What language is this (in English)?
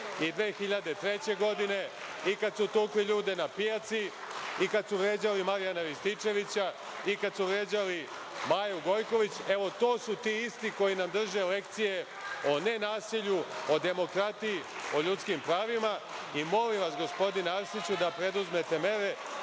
Serbian